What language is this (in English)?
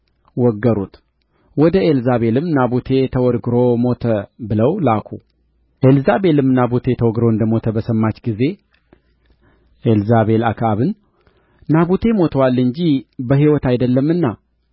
Amharic